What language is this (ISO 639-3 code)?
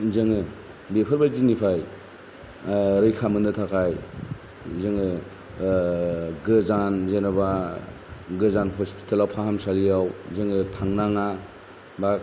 brx